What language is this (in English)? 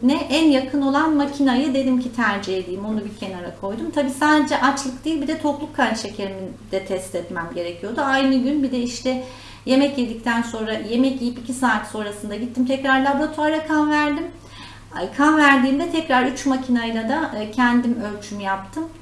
Turkish